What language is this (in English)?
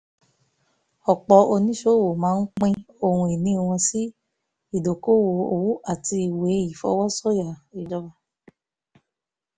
Yoruba